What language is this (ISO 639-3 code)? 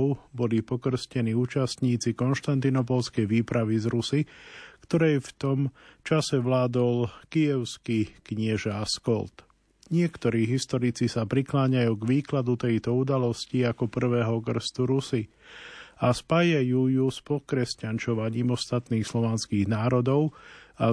slk